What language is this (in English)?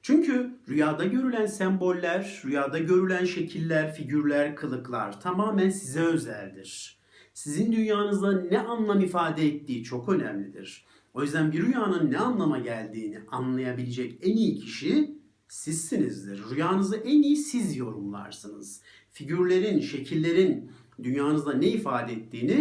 Turkish